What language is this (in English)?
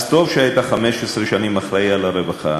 Hebrew